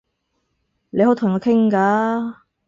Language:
Cantonese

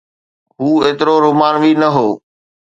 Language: Sindhi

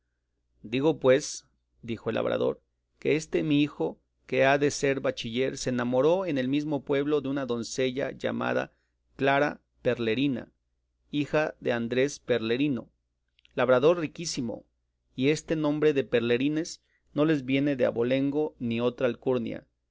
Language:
Spanish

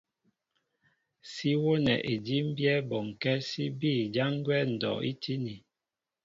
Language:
Mbo (Cameroon)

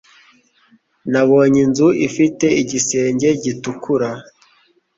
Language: Kinyarwanda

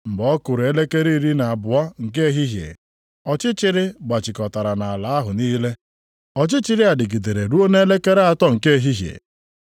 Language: Igbo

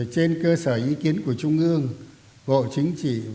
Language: Vietnamese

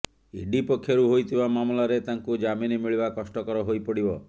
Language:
Odia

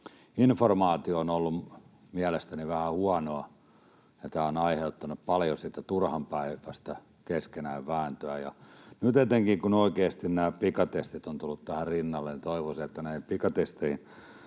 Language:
Finnish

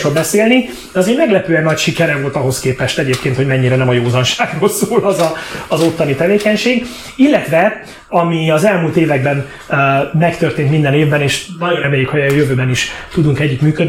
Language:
Hungarian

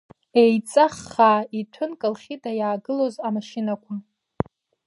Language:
Abkhazian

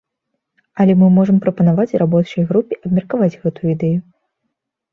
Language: Belarusian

